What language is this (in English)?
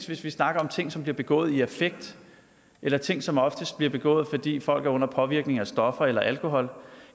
Danish